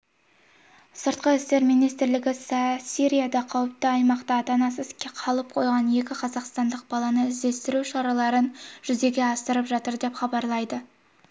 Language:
Kazakh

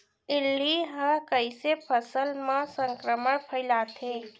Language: Chhattisgarhi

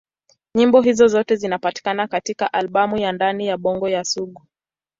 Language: Swahili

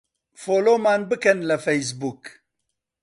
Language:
Central Kurdish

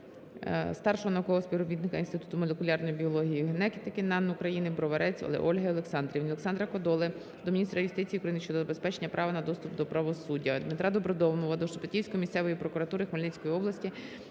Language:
Ukrainian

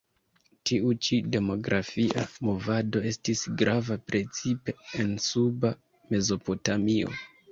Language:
Esperanto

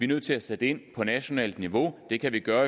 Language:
Danish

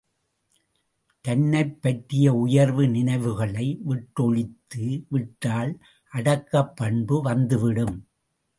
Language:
Tamil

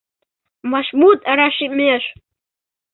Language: Mari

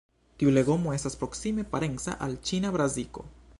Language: Esperanto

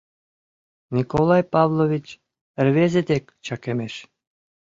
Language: Mari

